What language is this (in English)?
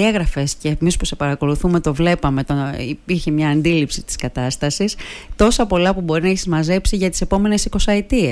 Greek